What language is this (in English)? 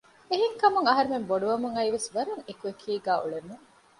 Divehi